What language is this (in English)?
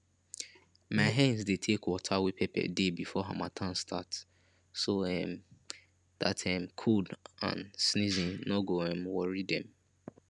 Nigerian Pidgin